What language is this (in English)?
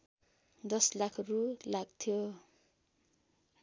Nepali